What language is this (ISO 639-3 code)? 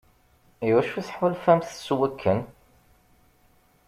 kab